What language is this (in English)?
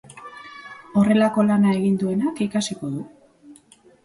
Basque